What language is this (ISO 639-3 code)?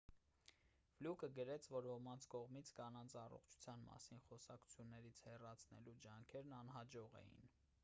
hye